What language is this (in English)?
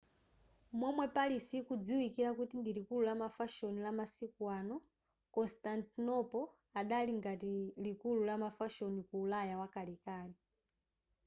Nyanja